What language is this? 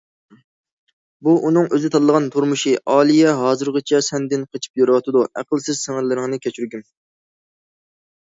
Uyghur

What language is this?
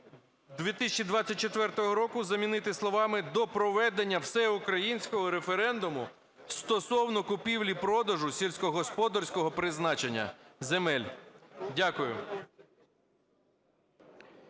Ukrainian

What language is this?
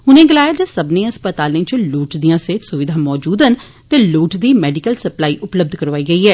Dogri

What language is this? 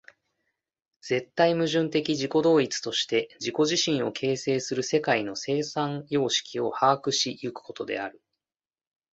Japanese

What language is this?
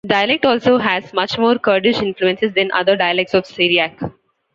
English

